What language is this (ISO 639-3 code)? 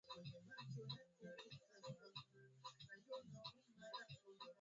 swa